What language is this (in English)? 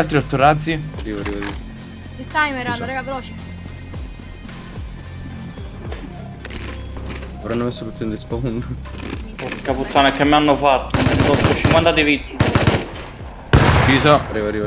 Italian